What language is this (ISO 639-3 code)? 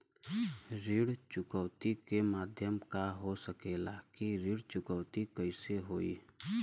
bho